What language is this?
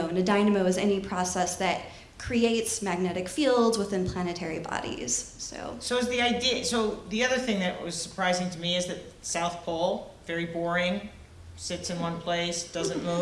English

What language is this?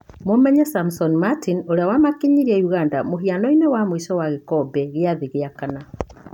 Kikuyu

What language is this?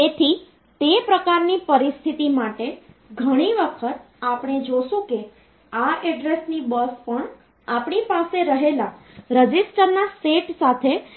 Gujarati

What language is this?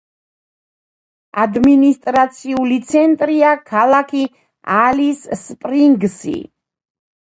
Georgian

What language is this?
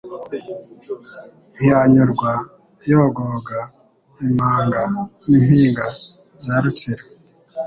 Kinyarwanda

